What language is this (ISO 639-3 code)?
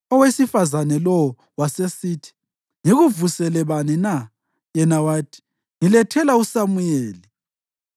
nde